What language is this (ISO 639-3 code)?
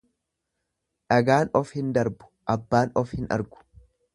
orm